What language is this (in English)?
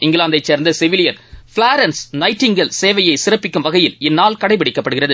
Tamil